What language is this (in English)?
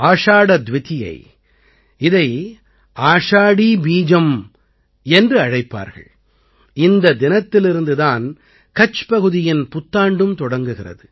Tamil